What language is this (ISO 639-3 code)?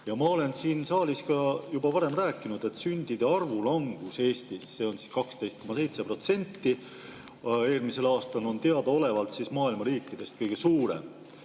est